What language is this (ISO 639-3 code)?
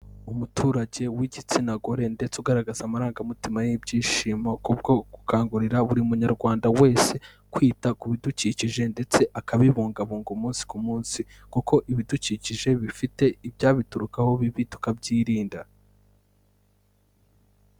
kin